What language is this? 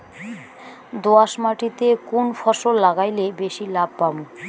Bangla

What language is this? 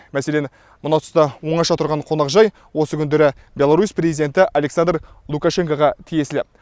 Kazakh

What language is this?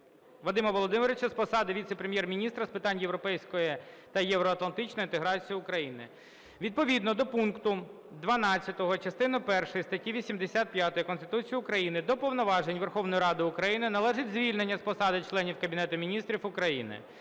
Ukrainian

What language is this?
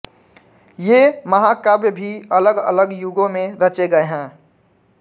Hindi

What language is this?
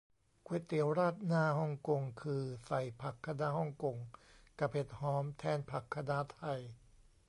Thai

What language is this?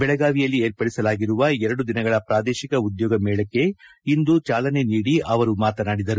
Kannada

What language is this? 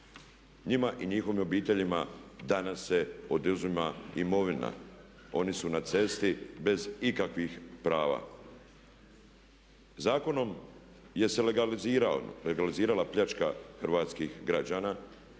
Croatian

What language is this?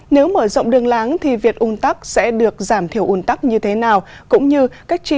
Vietnamese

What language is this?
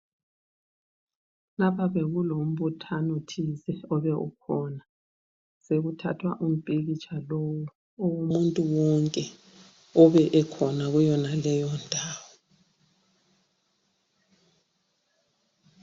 North Ndebele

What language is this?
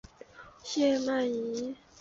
Chinese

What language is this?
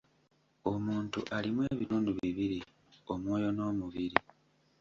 Ganda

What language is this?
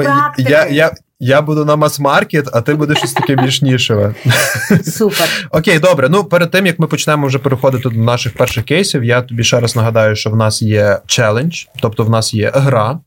Ukrainian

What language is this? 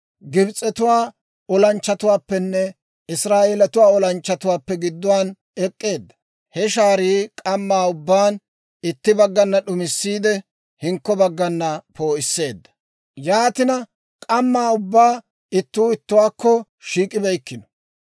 Dawro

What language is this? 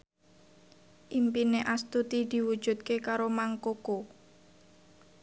Javanese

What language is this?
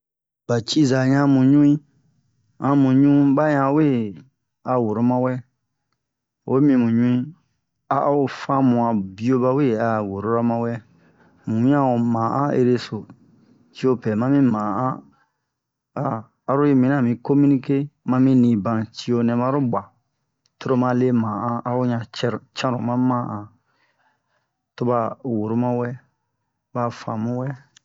Bomu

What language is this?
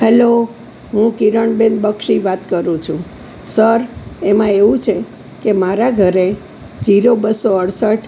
Gujarati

